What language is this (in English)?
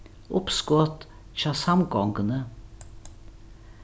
Faroese